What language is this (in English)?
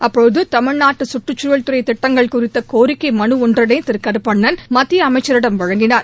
Tamil